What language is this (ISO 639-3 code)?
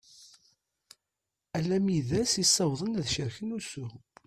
kab